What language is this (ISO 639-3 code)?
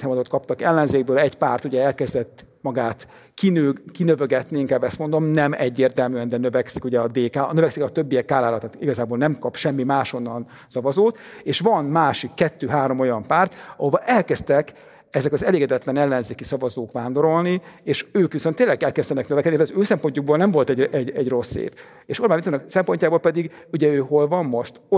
hun